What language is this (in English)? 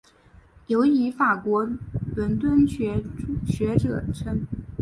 Chinese